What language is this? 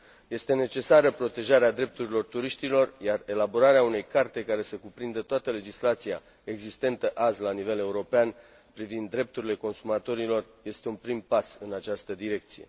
Romanian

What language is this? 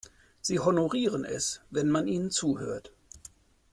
German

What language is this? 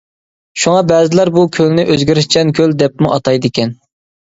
Uyghur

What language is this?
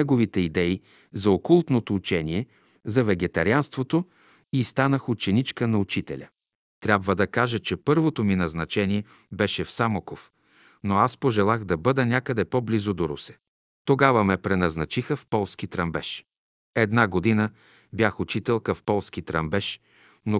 Bulgarian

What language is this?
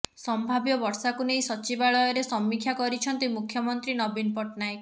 Odia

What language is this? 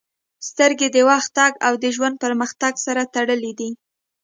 Pashto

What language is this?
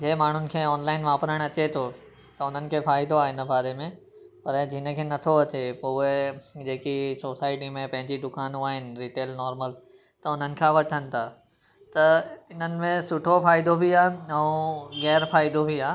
Sindhi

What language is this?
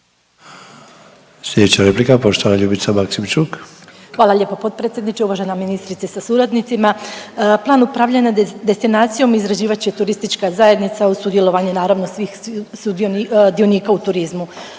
Croatian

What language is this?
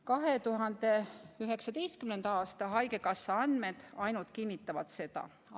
Estonian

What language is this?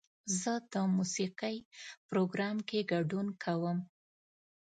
Pashto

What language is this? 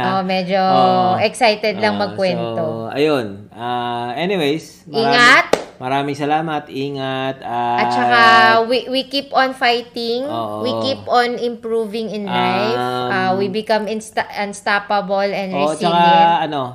Filipino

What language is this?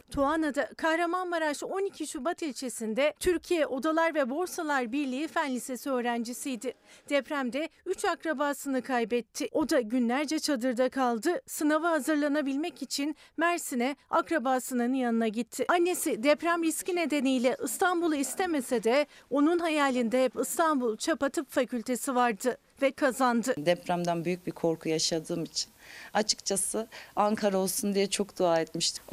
Turkish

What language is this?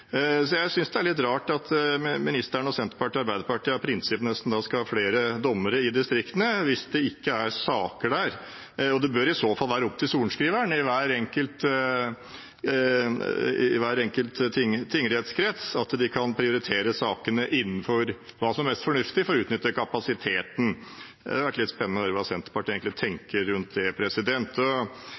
Norwegian Bokmål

